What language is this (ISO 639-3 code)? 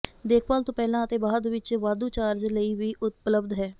pan